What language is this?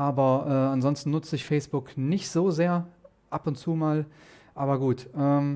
German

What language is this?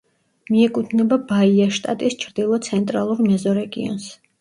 Georgian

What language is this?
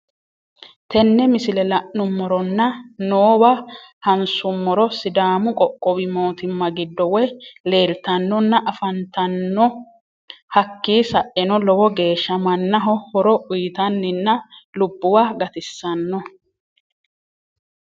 Sidamo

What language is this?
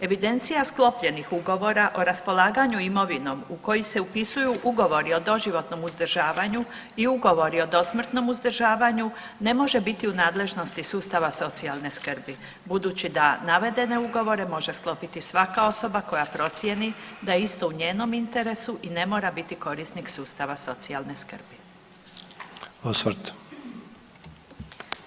Croatian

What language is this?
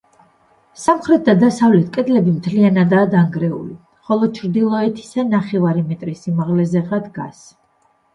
Georgian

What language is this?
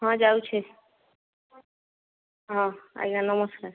Odia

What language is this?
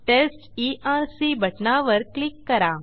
Marathi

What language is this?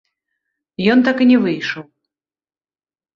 Belarusian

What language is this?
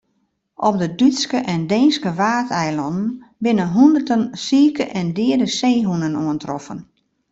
Western Frisian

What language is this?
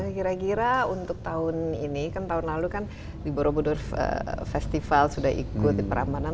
Indonesian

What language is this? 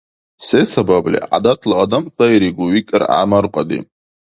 Dargwa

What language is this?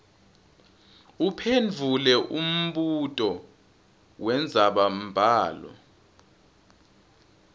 Swati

